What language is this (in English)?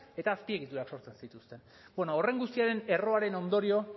Basque